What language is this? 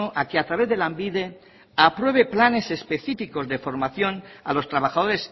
Spanish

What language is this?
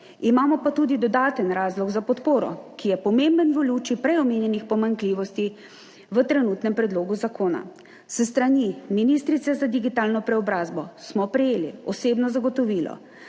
Slovenian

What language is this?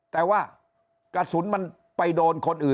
Thai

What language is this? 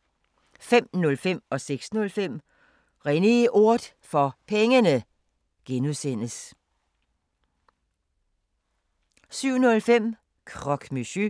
Danish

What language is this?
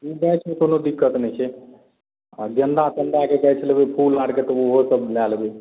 Maithili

